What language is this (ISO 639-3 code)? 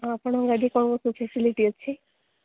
ori